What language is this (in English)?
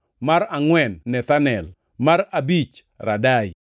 Luo (Kenya and Tanzania)